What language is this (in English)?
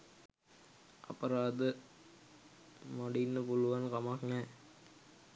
Sinhala